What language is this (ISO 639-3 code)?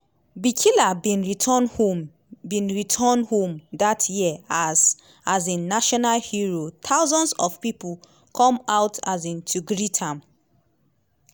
pcm